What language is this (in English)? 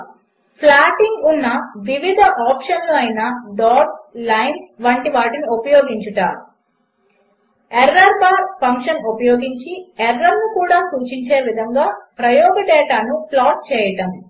Telugu